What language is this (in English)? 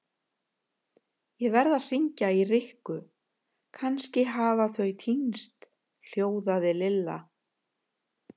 Icelandic